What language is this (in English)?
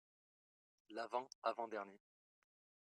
French